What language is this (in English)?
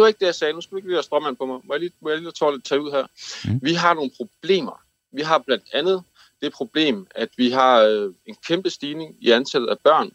Danish